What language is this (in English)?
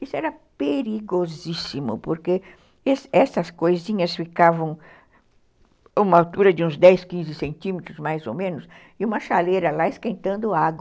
Portuguese